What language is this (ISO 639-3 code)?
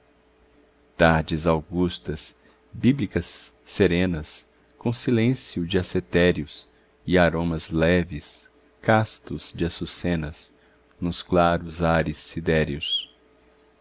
por